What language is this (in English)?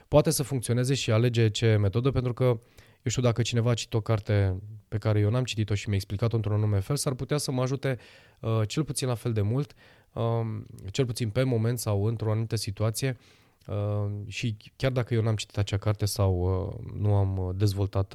Romanian